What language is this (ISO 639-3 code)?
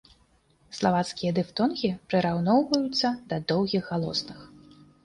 bel